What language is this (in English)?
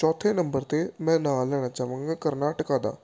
Punjabi